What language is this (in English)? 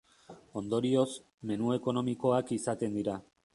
Basque